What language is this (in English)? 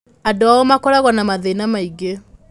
Kikuyu